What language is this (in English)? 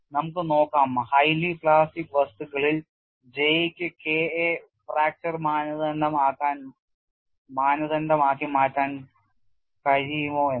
Malayalam